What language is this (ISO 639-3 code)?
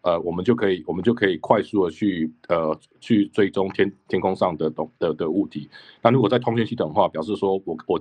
zho